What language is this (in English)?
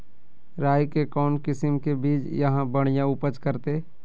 Magahi